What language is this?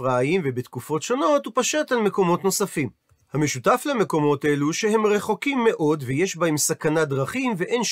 Hebrew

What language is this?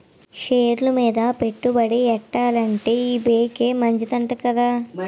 Telugu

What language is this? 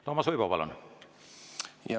Estonian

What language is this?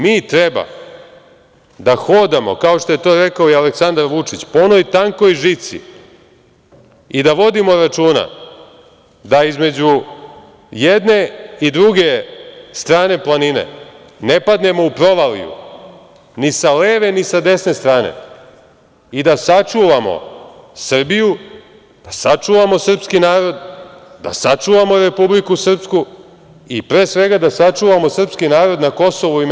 Serbian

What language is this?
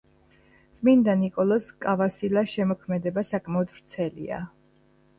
Georgian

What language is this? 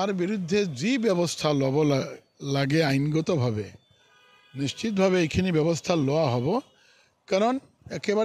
Bangla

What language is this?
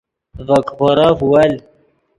Yidgha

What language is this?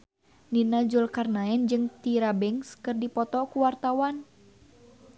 Sundanese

